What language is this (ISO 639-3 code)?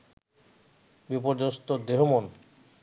ben